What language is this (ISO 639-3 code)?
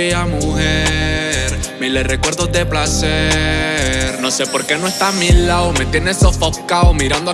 spa